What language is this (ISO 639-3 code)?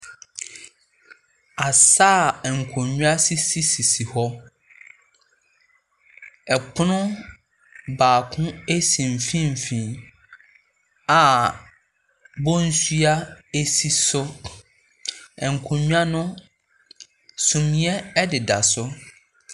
aka